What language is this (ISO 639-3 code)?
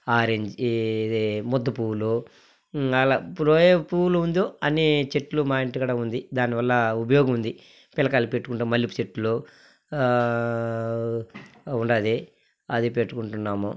tel